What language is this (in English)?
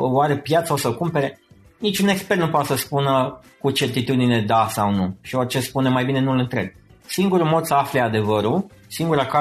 Romanian